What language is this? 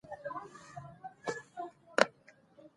Pashto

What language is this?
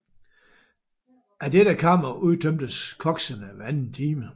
Danish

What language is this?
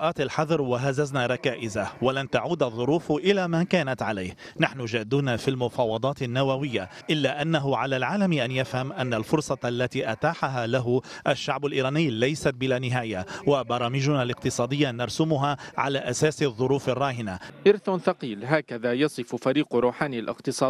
Arabic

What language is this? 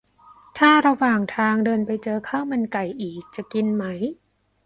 Thai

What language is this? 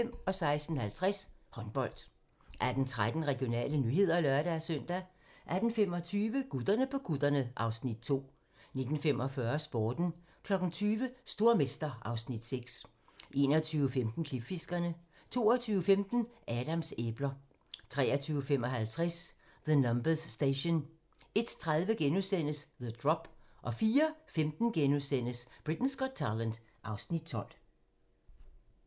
Danish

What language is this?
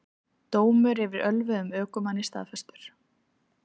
Icelandic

